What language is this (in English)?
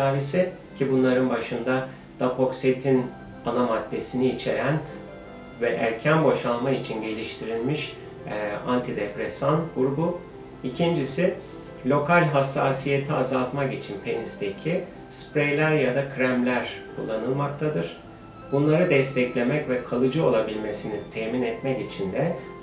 Turkish